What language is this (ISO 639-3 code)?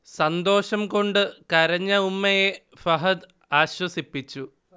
mal